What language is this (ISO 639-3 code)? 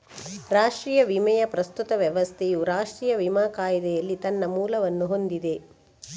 kan